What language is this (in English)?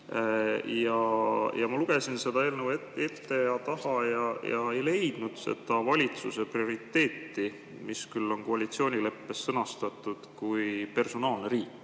Estonian